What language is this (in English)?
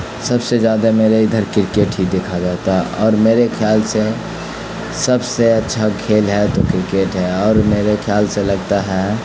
Urdu